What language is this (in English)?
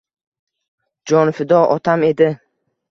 Uzbek